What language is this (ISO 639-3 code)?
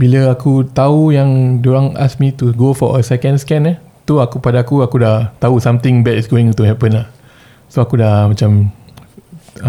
msa